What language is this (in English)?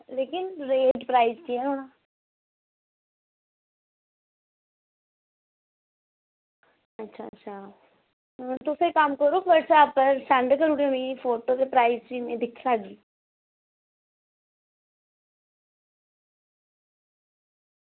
Dogri